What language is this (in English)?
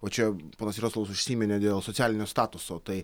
Lithuanian